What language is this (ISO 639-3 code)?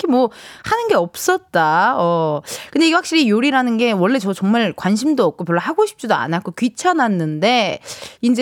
kor